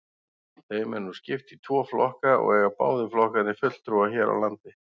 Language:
Icelandic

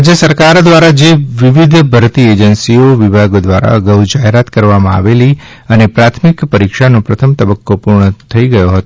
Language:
Gujarati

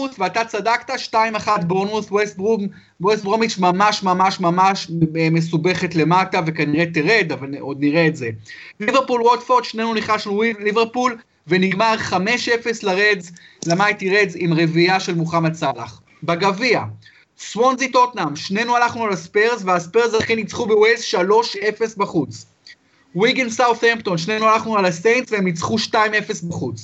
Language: Hebrew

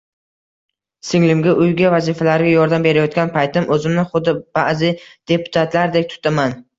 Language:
Uzbek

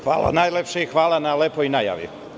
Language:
Serbian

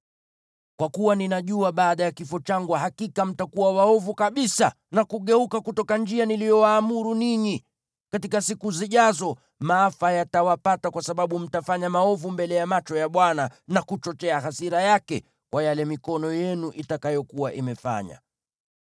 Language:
Swahili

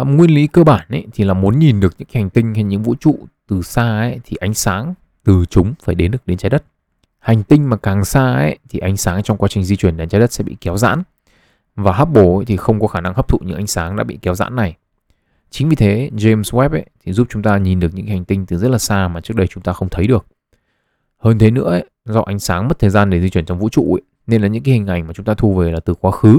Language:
Vietnamese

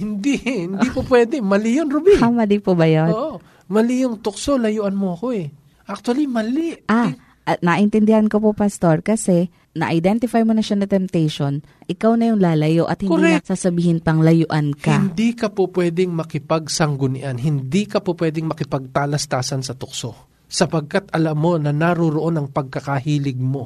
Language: Filipino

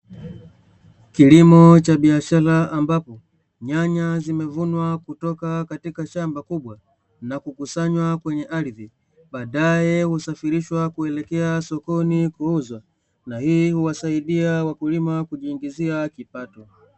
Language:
Swahili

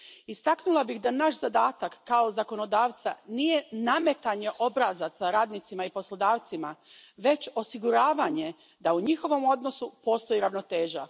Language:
Croatian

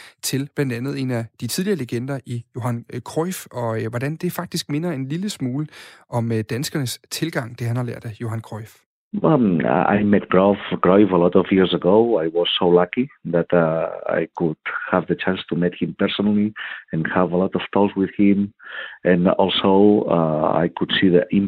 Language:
Danish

